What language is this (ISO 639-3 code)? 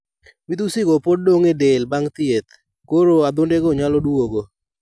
luo